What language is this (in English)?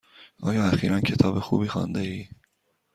Persian